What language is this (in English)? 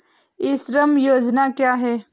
Hindi